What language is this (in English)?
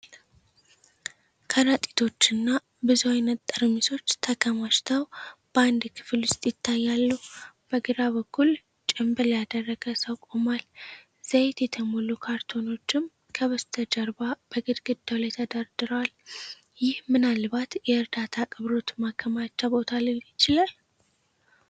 Amharic